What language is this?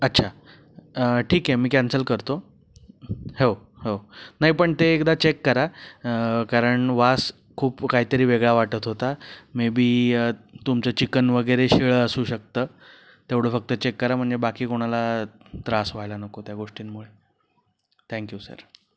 Marathi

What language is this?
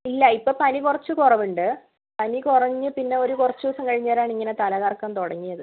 Malayalam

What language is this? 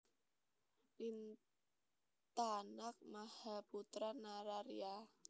Javanese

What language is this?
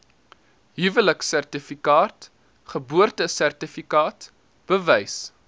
Afrikaans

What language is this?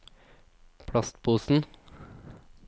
Norwegian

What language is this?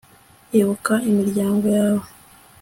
Kinyarwanda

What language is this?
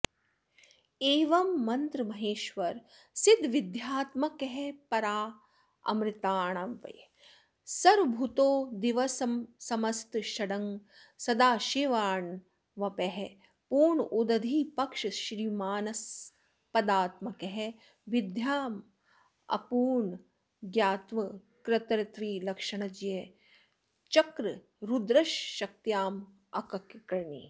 Sanskrit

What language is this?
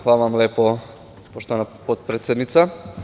Serbian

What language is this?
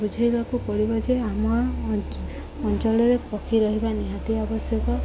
Odia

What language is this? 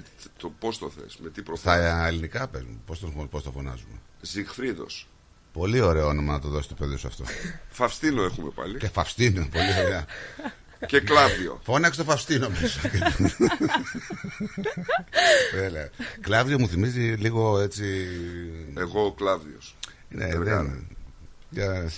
Greek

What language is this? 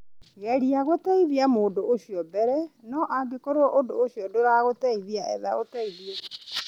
Kikuyu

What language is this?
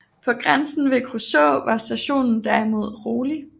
Danish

